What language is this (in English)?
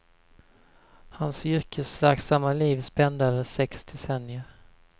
Swedish